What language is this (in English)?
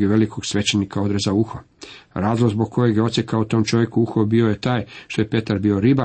Croatian